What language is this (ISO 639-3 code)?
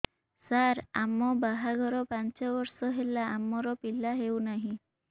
ori